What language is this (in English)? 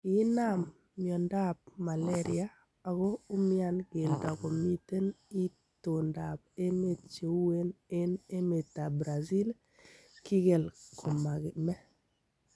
Kalenjin